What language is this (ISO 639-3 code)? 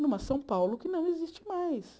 por